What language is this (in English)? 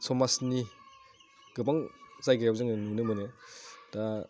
Bodo